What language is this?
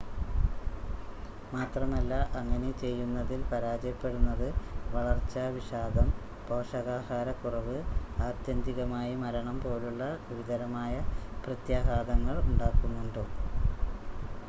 Malayalam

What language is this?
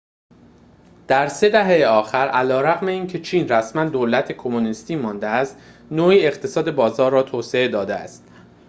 Persian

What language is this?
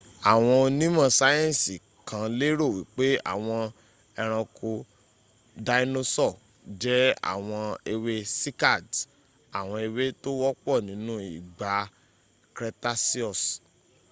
Yoruba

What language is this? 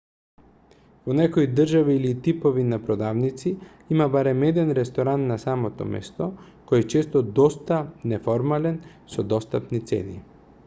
Macedonian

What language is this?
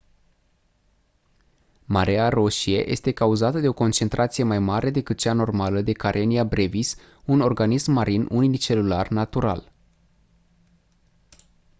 Romanian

